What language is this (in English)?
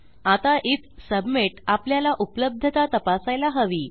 Marathi